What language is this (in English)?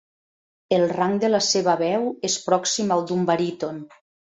Catalan